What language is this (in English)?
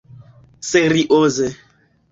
Esperanto